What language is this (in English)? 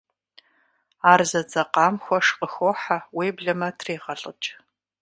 Kabardian